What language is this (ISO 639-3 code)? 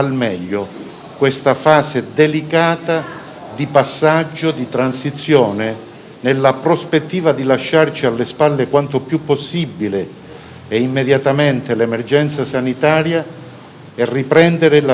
ita